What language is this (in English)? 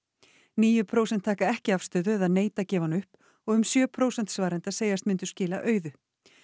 Icelandic